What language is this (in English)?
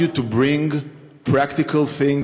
Hebrew